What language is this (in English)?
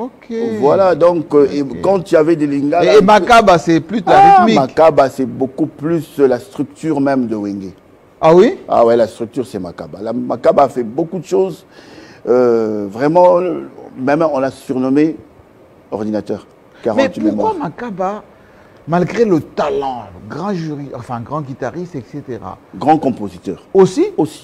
French